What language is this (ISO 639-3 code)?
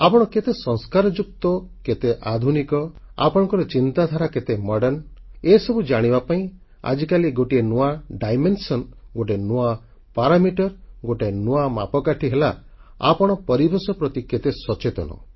ori